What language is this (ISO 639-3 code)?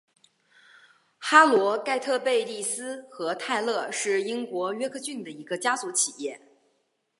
zho